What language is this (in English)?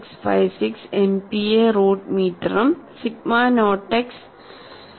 Malayalam